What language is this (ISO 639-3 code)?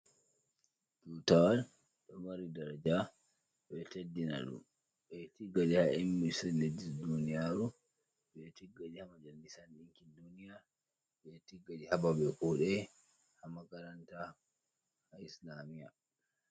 ful